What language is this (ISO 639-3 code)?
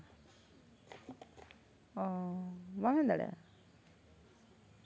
sat